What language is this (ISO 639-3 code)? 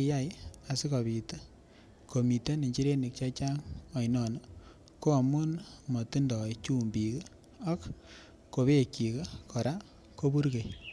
kln